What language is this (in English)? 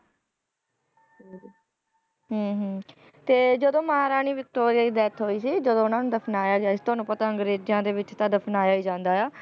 Punjabi